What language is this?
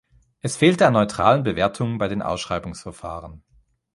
German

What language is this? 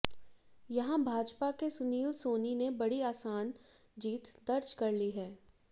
Hindi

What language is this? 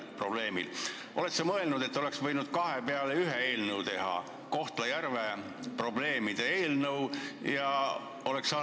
Estonian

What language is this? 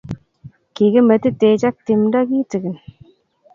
Kalenjin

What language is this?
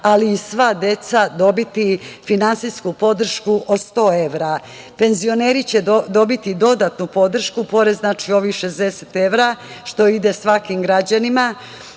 Serbian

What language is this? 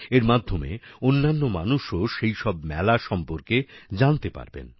Bangla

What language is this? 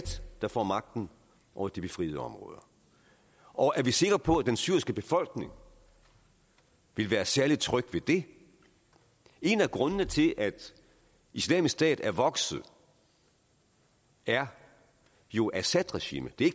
Danish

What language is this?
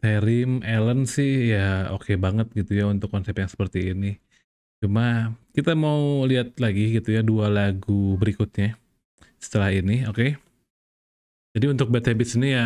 Indonesian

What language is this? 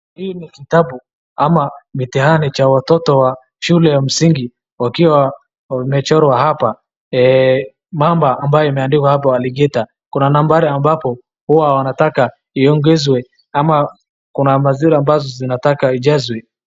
Swahili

